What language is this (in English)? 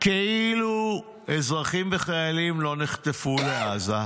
Hebrew